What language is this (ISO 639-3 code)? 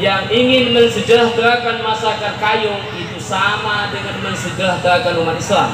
ind